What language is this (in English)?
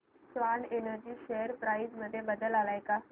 Marathi